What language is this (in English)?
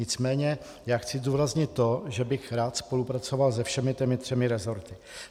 Czech